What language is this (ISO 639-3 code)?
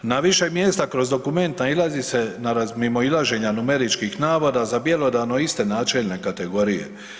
hrv